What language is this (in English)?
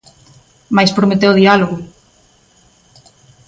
Galician